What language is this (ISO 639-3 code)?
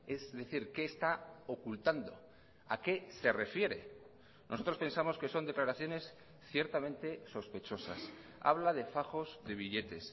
spa